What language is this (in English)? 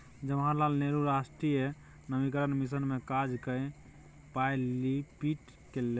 Maithili